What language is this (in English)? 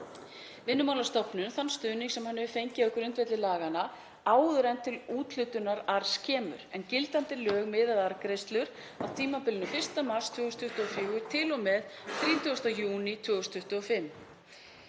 Icelandic